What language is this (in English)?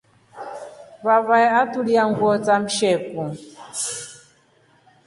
Rombo